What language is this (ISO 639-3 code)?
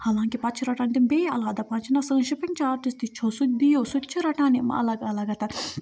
kas